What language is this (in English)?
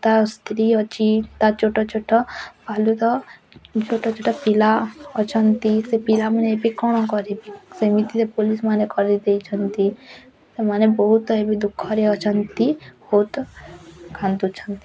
Odia